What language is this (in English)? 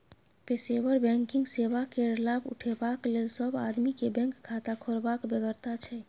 Maithili